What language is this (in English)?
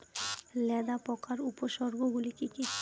Bangla